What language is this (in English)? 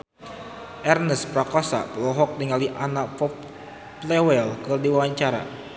Sundanese